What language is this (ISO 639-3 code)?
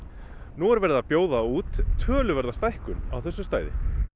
isl